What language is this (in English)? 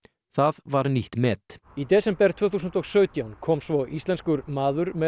Icelandic